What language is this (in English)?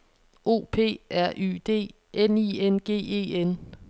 Danish